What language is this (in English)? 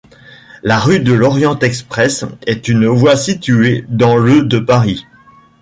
French